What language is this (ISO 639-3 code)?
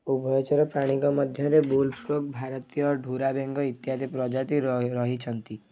ori